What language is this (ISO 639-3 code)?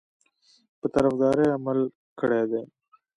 pus